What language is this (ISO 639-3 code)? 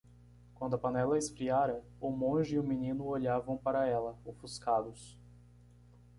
por